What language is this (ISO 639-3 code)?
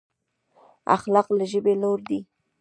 pus